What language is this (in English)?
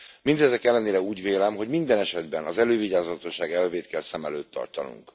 Hungarian